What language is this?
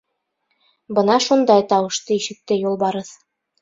Bashkir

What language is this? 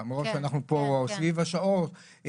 Hebrew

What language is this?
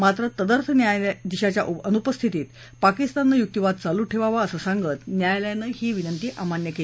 Marathi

